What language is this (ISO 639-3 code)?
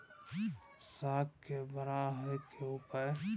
mai